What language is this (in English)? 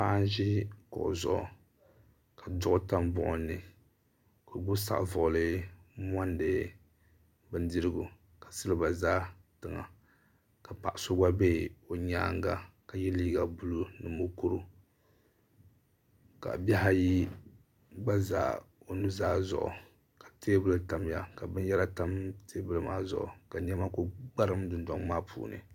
Dagbani